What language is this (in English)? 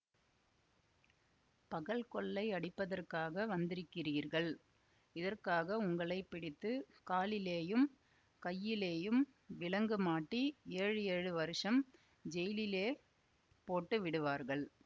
Tamil